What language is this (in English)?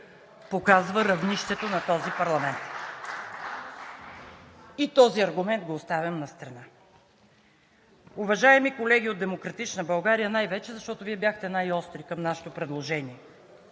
Bulgarian